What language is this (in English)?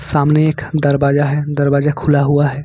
Hindi